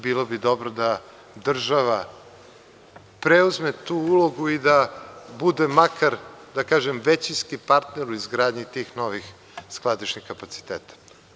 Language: Serbian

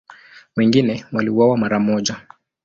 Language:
Swahili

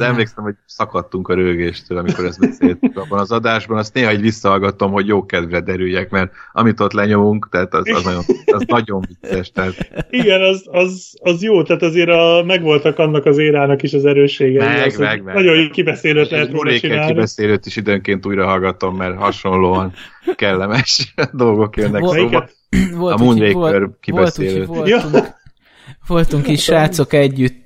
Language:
Hungarian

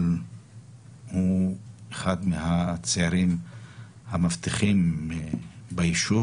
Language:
Hebrew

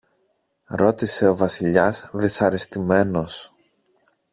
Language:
Greek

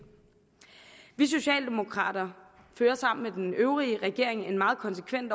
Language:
Danish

